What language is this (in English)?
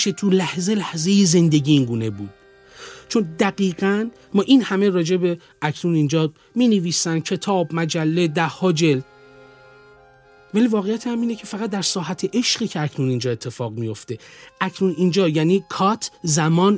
Persian